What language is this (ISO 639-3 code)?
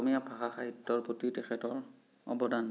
asm